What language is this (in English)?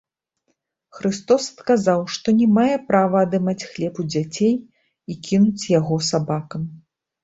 Belarusian